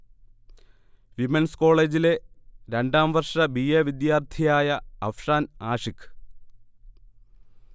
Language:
Malayalam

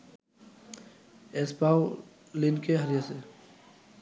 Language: Bangla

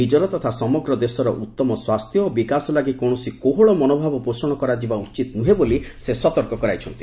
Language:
Odia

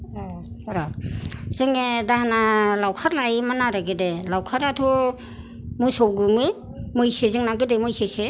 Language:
Bodo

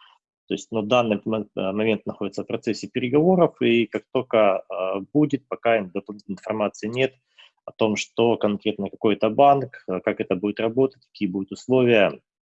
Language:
Russian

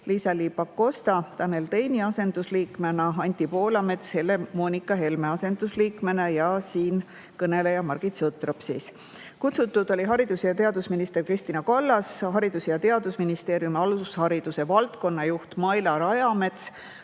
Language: Estonian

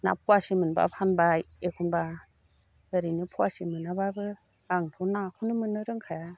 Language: Bodo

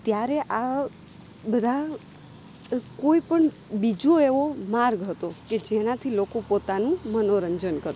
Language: Gujarati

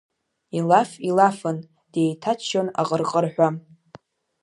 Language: Abkhazian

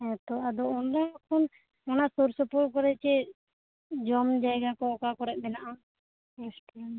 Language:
Santali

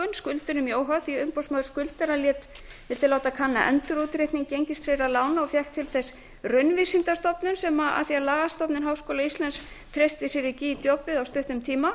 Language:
Icelandic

